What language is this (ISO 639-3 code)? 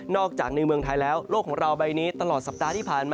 tha